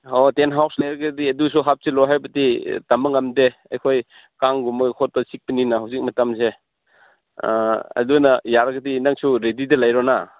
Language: Manipuri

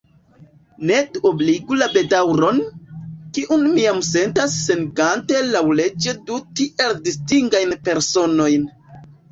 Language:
Esperanto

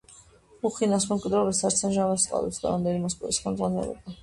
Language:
Georgian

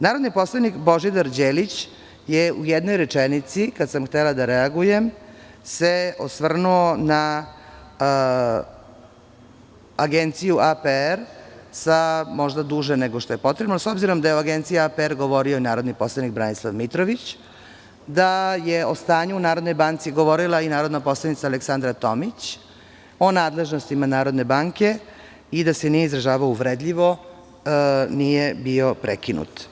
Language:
Serbian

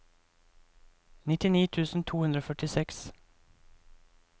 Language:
Norwegian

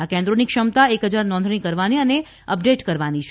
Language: Gujarati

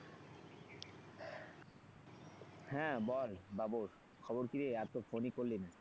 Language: Bangla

